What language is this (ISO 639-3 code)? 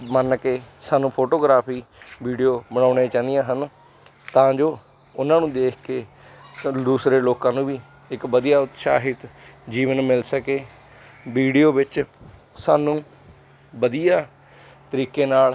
pan